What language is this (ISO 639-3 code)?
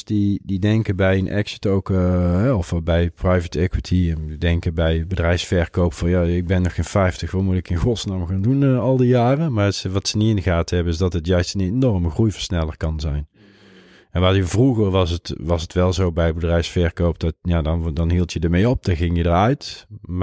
nld